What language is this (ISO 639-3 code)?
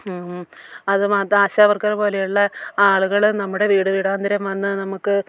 mal